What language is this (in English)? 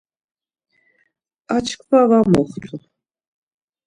Laz